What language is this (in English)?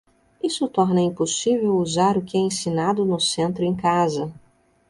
Portuguese